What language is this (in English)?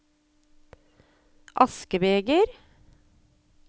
Norwegian